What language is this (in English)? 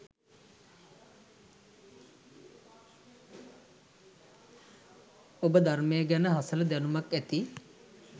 Sinhala